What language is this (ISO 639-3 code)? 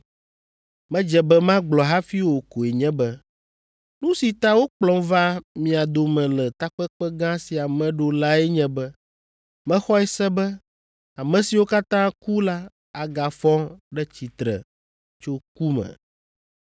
ewe